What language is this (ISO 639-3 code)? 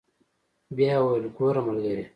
pus